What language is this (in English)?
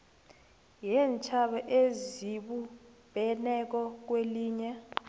South Ndebele